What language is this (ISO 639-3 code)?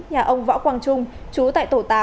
vie